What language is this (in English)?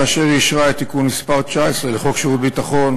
Hebrew